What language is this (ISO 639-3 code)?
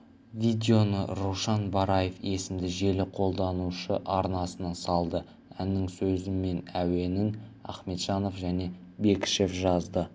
kaz